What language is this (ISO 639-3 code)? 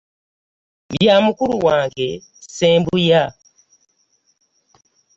lug